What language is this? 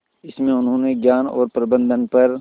Hindi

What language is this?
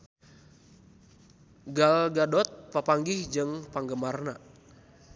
Sundanese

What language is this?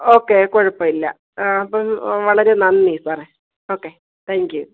Malayalam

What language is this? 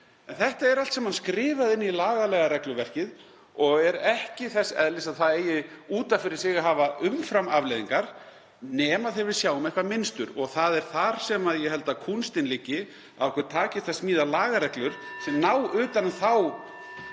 Icelandic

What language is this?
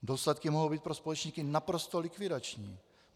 Czech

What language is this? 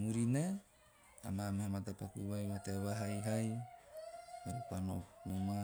Teop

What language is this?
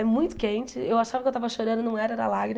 Portuguese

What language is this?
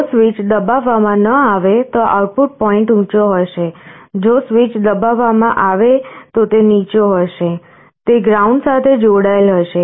Gujarati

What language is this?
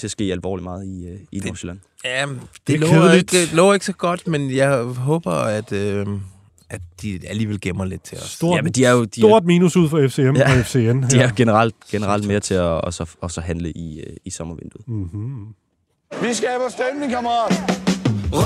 Danish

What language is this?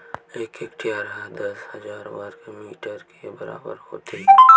Chhattisgarhi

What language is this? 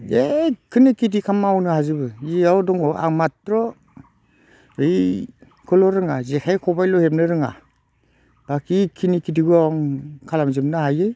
Bodo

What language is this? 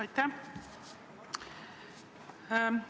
Estonian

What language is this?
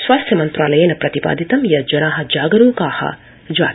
Sanskrit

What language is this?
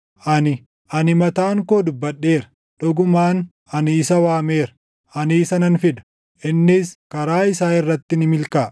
Oromo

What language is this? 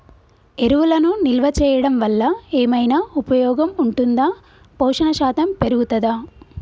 Telugu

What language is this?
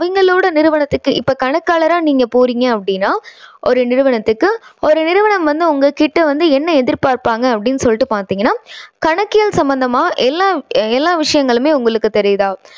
Tamil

